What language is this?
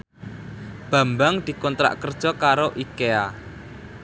Javanese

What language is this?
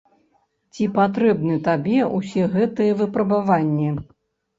Belarusian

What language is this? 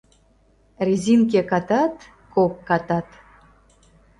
Mari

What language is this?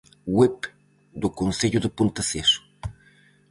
Galician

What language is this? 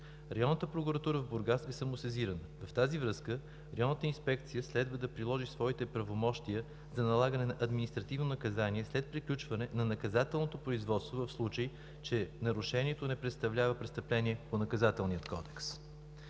Bulgarian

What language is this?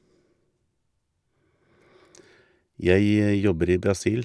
Norwegian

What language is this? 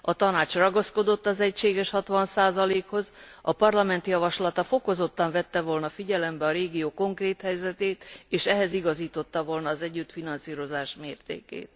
Hungarian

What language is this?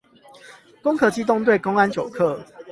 Chinese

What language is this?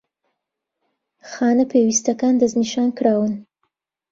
Central Kurdish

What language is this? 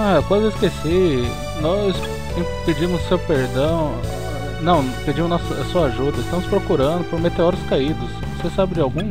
Portuguese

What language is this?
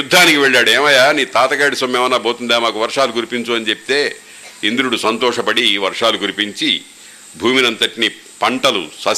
Telugu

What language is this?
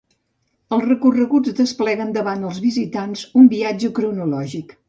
Catalan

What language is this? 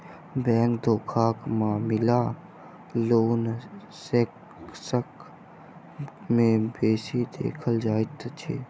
Maithili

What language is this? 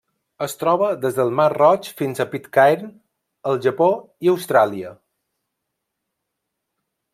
Catalan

